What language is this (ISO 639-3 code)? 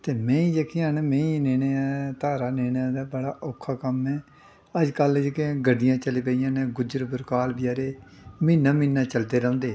doi